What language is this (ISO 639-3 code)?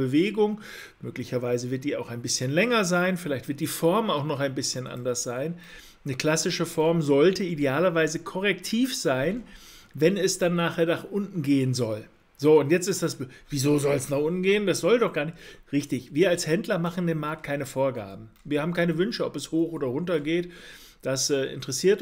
deu